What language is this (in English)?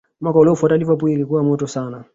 Swahili